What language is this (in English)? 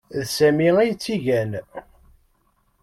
Kabyle